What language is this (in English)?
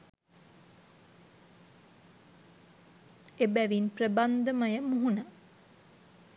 Sinhala